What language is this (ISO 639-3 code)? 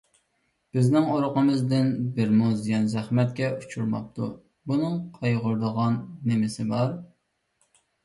uig